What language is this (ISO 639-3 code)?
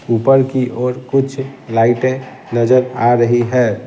hin